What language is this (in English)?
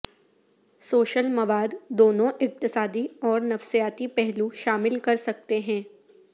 Urdu